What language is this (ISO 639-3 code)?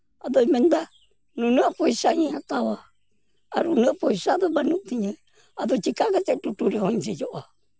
sat